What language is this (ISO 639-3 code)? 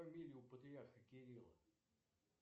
rus